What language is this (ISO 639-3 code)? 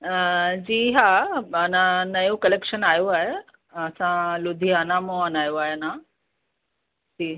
snd